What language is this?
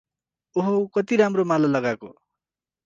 Nepali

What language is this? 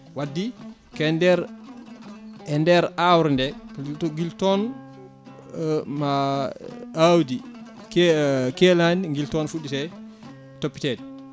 Fula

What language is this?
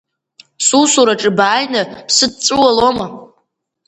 Abkhazian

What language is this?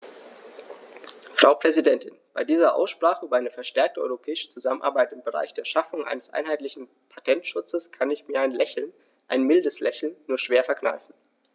German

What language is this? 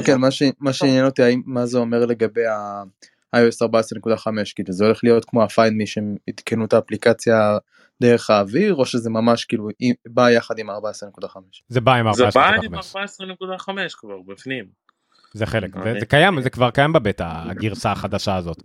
Hebrew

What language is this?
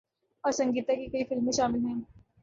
Urdu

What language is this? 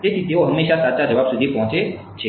Gujarati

